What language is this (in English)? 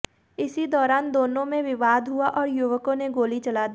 Hindi